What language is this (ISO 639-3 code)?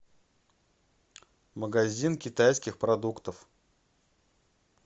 rus